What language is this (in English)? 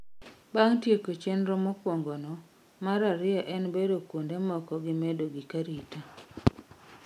Luo (Kenya and Tanzania)